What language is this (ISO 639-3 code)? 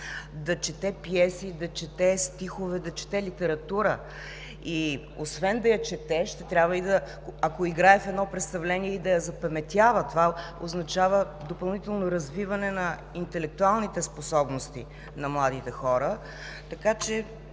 bul